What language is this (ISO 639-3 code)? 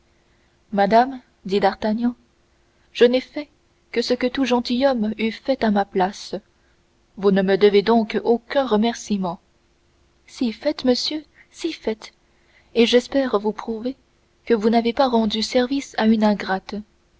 fra